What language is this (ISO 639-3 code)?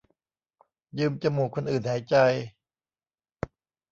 tha